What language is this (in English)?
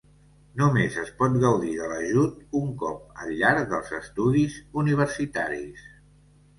Catalan